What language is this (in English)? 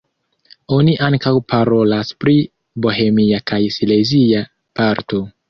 Esperanto